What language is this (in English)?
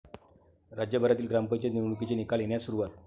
Marathi